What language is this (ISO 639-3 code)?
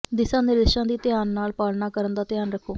pan